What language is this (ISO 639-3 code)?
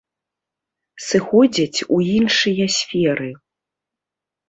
bel